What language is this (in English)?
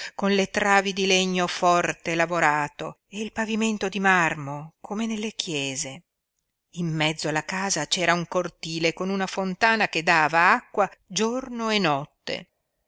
Italian